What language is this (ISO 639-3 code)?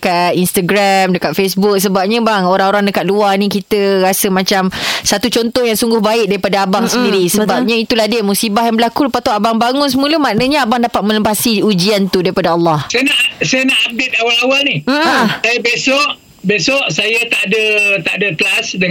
msa